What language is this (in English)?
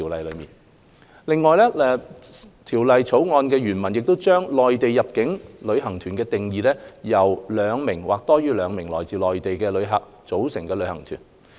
Cantonese